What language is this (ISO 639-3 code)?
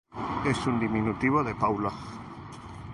spa